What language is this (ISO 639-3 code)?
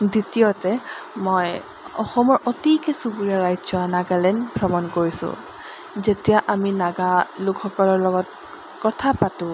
asm